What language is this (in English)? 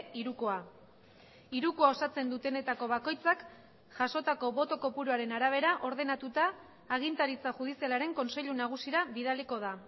Basque